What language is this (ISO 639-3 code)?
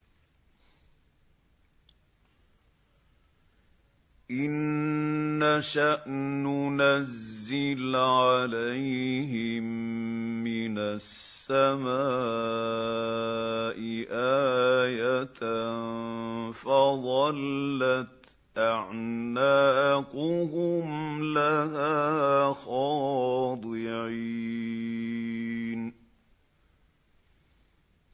ara